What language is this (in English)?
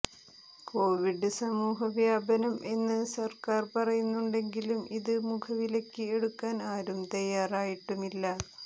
Malayalam